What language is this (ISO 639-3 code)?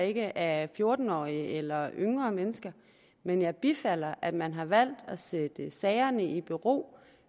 dan